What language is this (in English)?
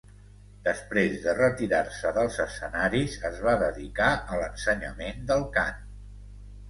Catalan